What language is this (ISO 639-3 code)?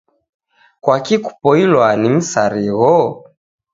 dav